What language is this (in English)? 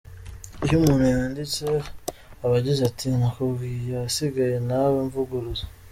Kinyarwanda